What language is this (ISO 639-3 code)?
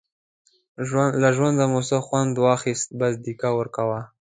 pus